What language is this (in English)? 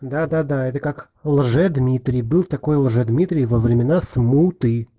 Russian